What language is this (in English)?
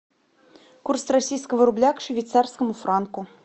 Russian